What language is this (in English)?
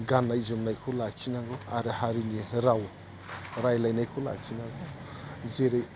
Bodo